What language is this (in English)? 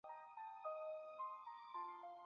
Chinese